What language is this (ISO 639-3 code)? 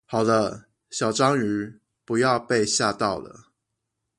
zho